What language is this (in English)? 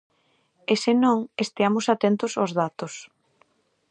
Galician